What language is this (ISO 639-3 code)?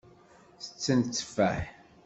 kab